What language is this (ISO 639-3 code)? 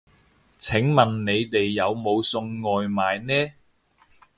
yue